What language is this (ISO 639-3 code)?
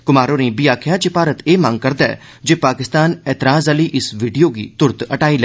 doi